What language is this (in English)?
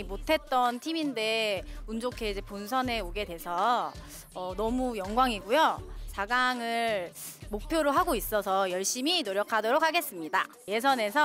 Korean